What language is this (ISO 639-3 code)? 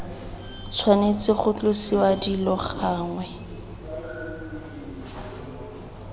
tsn